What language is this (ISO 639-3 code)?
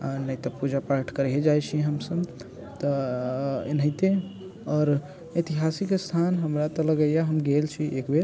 mai